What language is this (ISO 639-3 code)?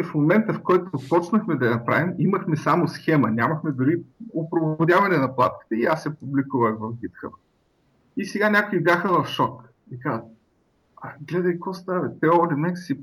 bul